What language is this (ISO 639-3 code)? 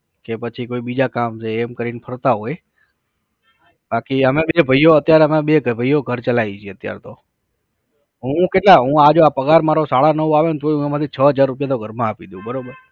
guj